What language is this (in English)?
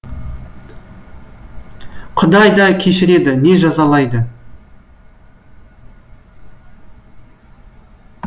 Kazakh